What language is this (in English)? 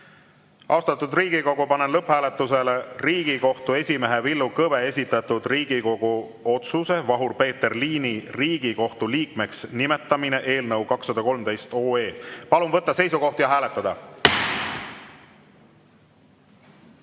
Estonian